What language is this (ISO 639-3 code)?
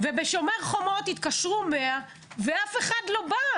heb